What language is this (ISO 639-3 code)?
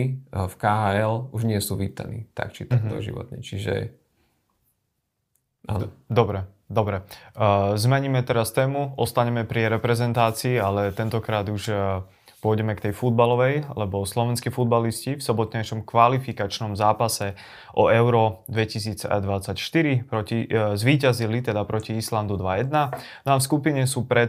slk